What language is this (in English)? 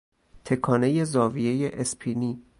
Persian